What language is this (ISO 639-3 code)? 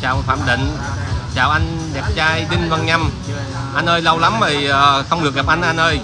vie